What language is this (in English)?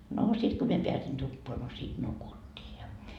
Finnish